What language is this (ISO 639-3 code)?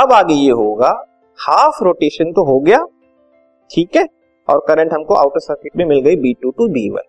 hin